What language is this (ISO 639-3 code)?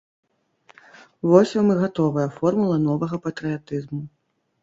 bel